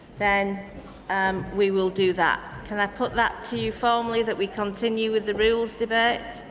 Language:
English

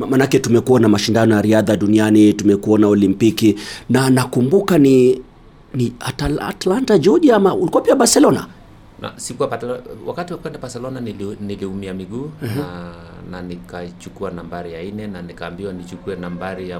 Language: Swahili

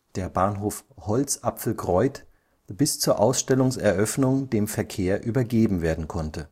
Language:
German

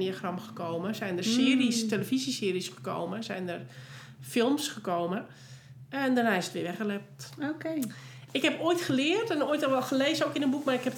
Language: Dutch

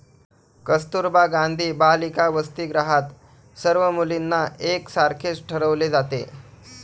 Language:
Marathi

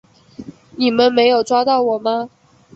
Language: Chinese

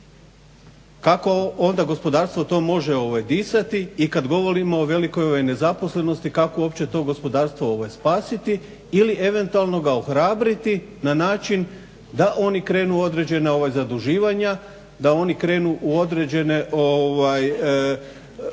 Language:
Croatian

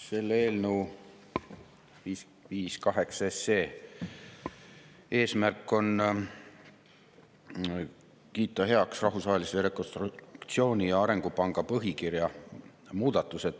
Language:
Estonian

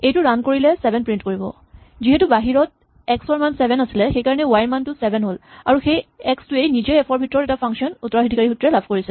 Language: Assamese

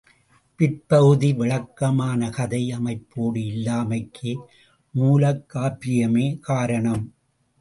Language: Tamil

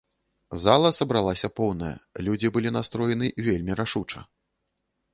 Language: Belarusian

